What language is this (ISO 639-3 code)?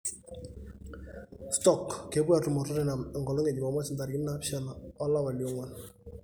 mas